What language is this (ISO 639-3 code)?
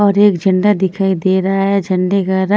hin